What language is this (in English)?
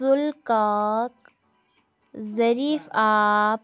Kashmiri